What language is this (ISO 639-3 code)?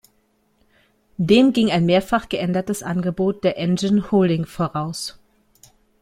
deu